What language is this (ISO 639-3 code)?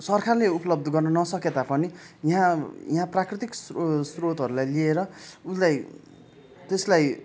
nep